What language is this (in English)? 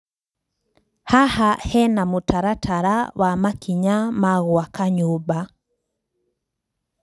Kikuyu